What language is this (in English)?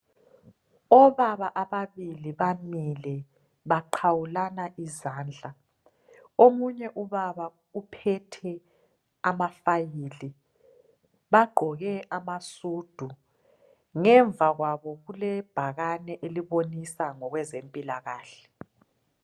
North Ndebele